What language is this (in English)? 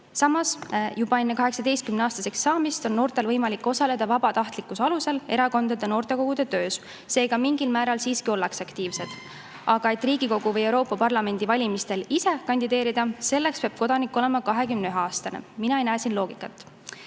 Estonian